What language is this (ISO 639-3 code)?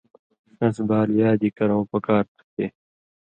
mvy